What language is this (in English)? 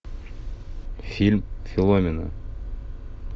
Russian